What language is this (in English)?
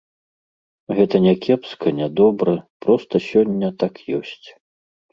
Belarusian